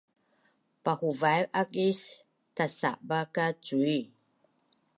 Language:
Bunun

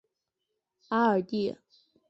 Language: Chinese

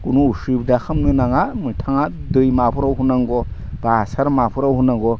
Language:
Bodo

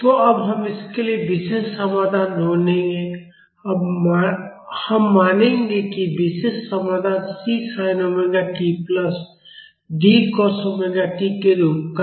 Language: Hindi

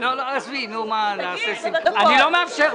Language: Hebrew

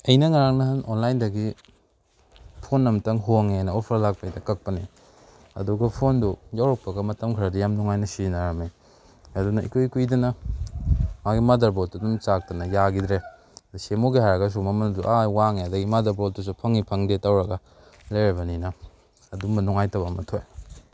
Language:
Manipuri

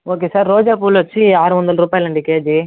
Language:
Telugu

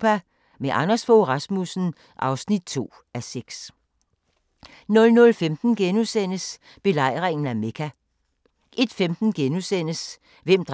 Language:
Danish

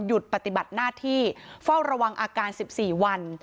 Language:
Thai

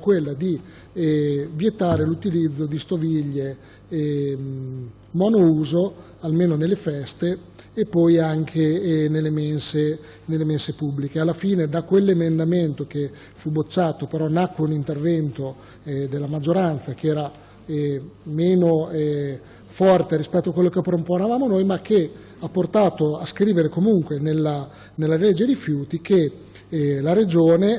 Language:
Italian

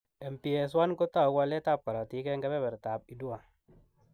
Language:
Kalenjin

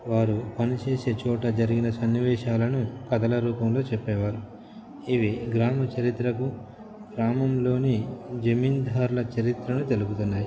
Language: Telugu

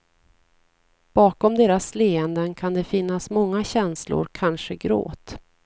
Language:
Swedish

